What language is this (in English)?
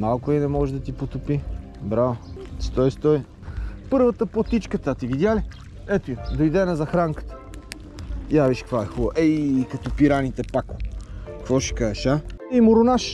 Bulgarian